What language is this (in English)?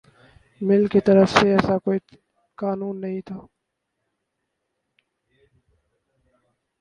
Urdu